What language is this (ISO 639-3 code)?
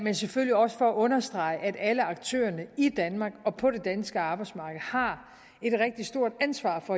dan